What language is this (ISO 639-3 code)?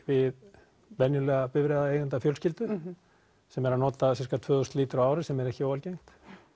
isl